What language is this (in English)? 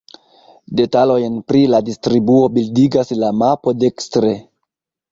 Esperanto